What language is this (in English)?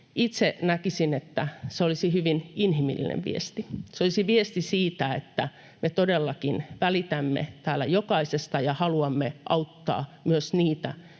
Finnish